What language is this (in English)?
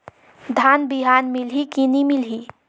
Chhattisgarhi